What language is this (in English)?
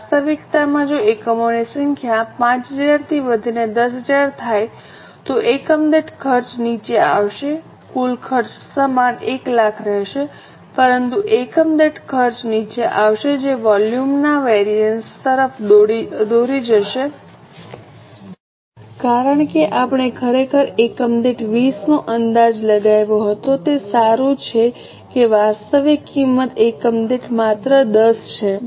Gujarati